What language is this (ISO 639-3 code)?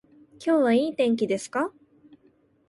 jpn